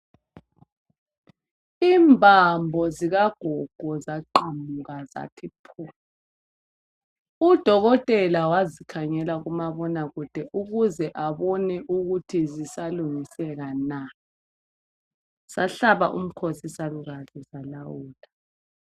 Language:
North Ndebele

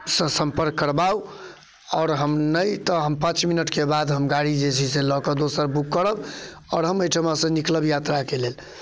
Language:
Maithili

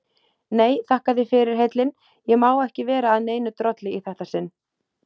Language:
Icelandic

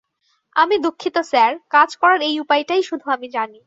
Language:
Bangla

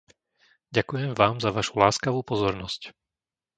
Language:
Slovak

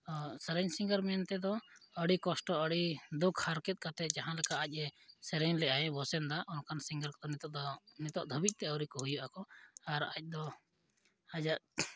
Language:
Santali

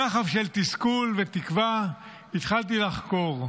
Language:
Hebrew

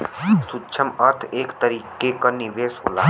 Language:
Bhojpuri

